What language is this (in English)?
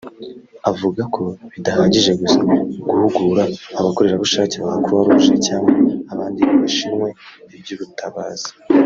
Kinyarwanda